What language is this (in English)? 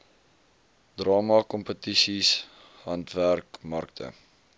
Afrikaans